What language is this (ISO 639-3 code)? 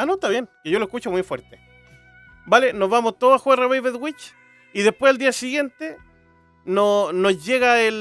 spa